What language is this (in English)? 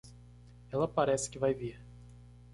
Portuguese